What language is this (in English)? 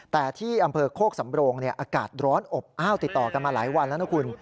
Thai